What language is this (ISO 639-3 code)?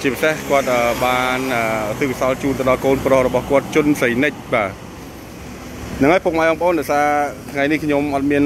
tha